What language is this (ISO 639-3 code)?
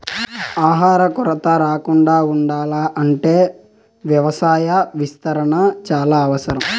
tel